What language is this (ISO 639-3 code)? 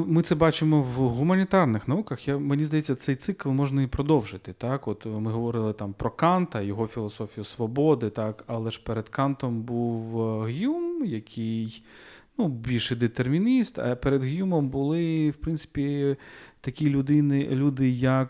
ukr